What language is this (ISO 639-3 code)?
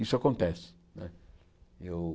por